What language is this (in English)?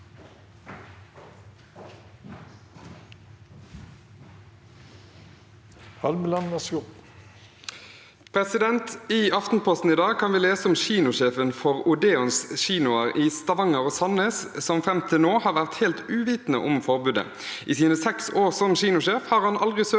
Norwegian